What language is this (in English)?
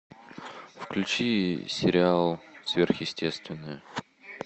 Russian